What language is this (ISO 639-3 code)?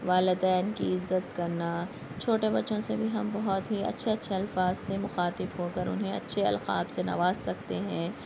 urd